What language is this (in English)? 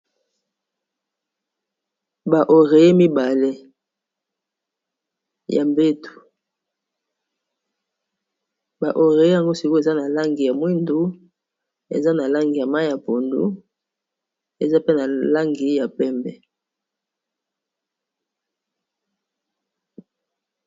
Lingala